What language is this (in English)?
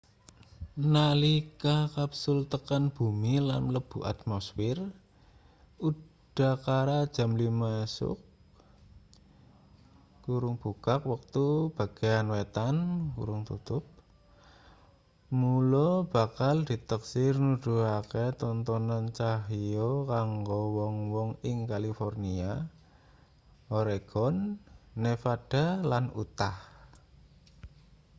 Javanese